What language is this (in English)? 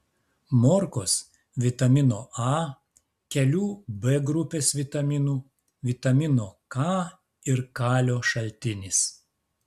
Lithuanian